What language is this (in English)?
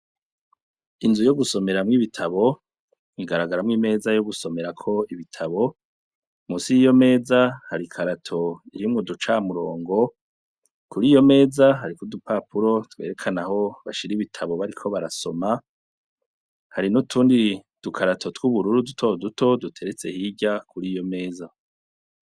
Rundi